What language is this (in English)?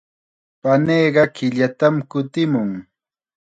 Chiquián Ancash Quechua